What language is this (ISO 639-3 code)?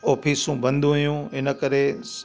snd